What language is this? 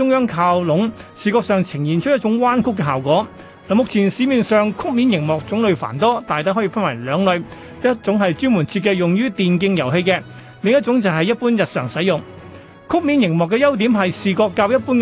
Chinese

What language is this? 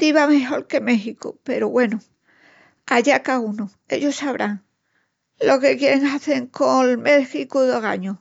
Extremaduran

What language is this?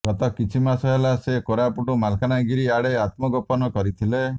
Odia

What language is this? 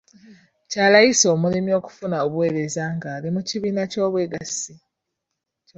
Ganda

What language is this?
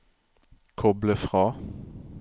Norwegian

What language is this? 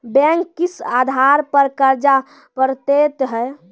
Maithili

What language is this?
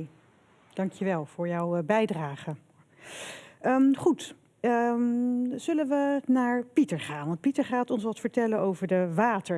Dutch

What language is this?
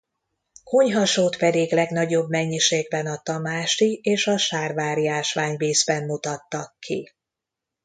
Hungarian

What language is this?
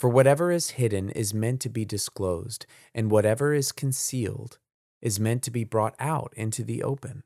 English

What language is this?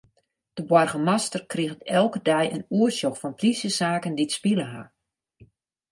Western Frisian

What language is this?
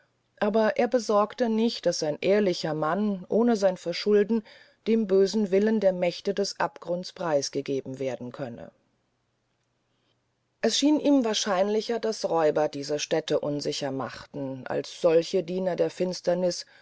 German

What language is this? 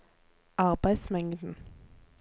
Norwegian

